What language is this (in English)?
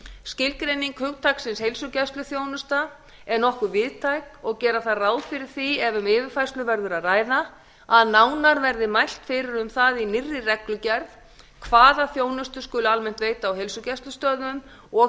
Icelandic